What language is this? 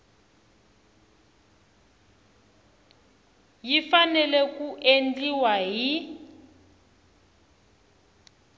Tsonga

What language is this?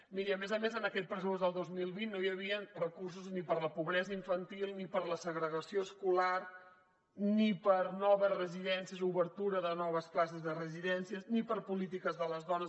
Catalan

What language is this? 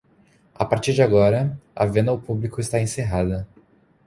Portuguese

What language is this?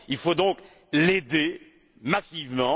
French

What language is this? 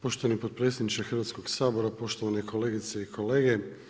Croatian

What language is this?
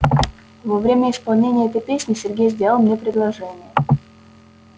Russian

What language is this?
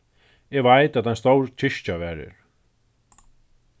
Faroese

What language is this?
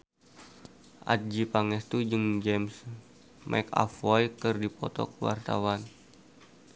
Sundanese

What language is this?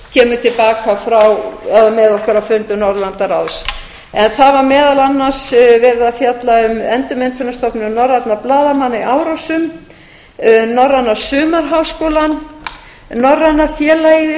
Icelandic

